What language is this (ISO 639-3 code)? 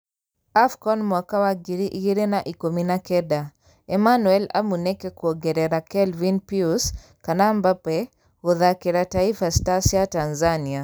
kik